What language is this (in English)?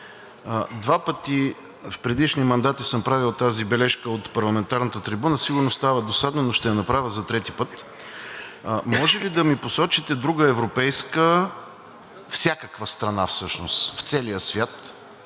Bulgarian